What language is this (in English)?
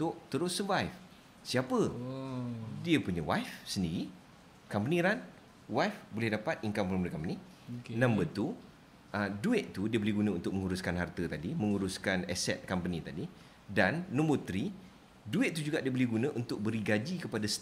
Malay